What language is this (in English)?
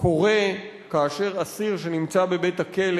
Hebrew